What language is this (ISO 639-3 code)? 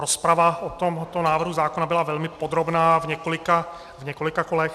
ces